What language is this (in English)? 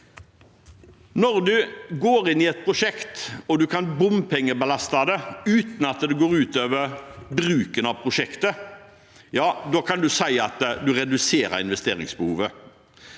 Norwegian